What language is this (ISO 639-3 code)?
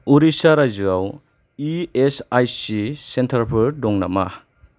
brx